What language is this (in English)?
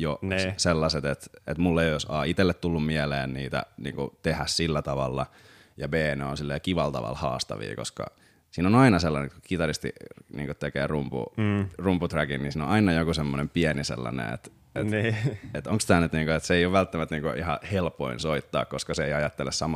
Finnish